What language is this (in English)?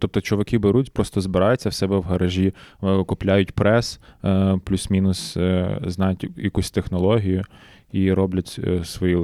Ukrainian